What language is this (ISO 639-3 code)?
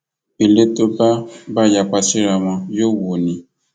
yor